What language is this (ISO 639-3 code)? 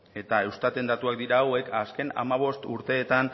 eus